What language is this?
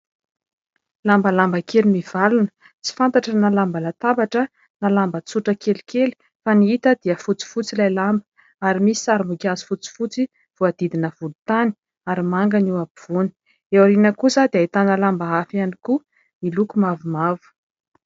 Malagasy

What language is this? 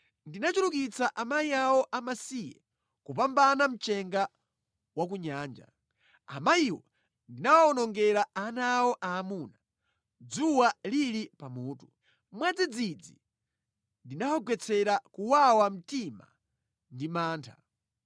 Nyanja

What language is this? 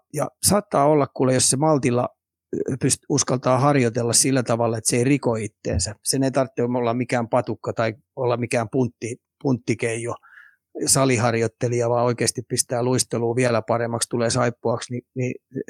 Finnish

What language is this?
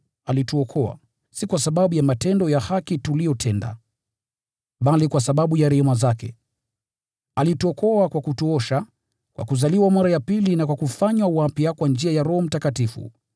Swahili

